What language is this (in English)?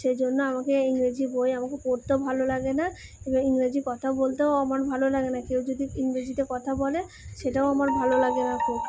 Bangla